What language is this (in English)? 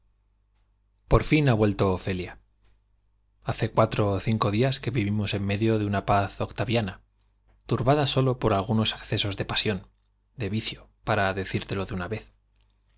Spanish